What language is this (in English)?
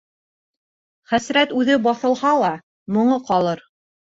Bashkir